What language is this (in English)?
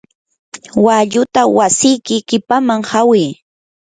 Yanahuanca Pasco Quechua